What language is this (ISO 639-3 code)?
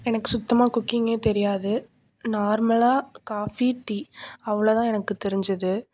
tam